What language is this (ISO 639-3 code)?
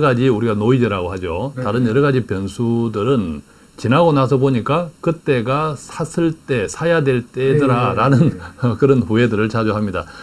kor